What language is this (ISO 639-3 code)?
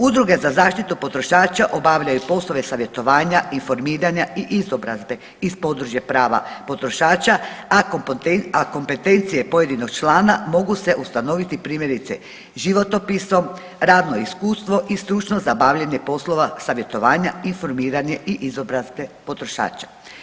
hrv